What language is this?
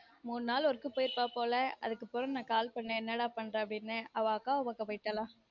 Tamil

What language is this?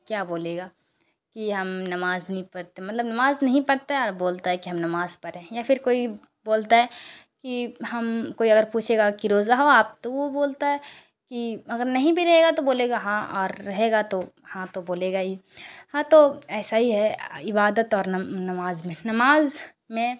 Urdu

